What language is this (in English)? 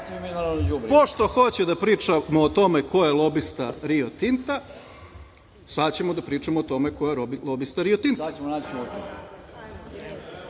Serbian